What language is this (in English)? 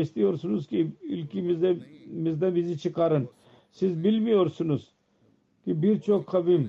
Turkish